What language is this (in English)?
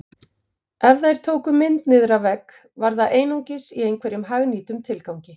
Icelandic